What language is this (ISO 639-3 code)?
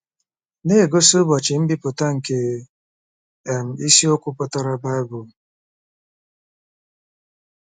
ibo